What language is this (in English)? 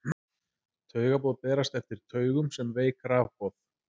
Icelandic